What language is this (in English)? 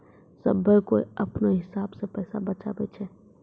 Maithili